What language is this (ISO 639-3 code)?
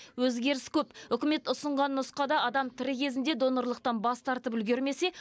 kaz